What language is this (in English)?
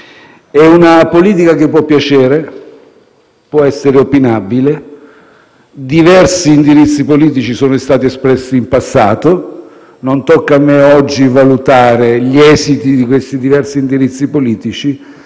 Italian